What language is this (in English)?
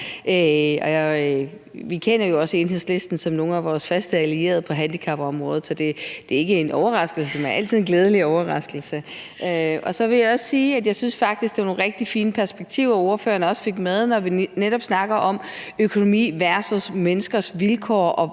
Danish